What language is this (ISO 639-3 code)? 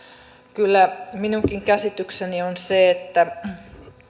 fin